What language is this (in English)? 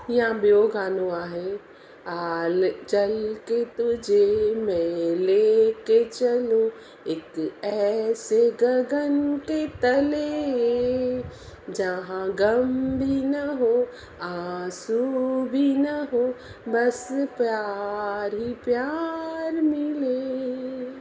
Sindhi